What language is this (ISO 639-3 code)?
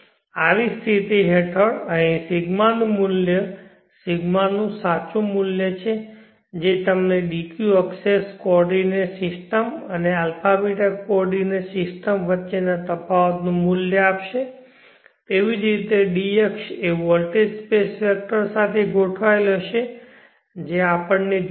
guj